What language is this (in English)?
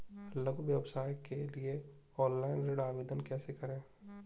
Hindi